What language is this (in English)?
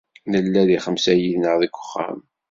Kabyle